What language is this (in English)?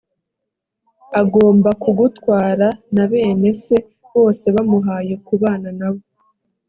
Kinyarwanda